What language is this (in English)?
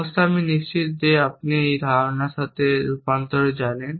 Bangla